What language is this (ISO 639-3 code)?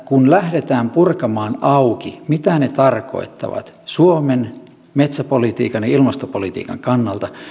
fin